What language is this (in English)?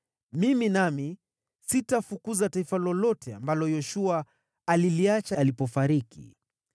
Swahili